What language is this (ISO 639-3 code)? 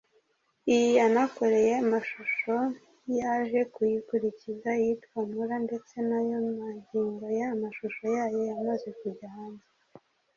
kin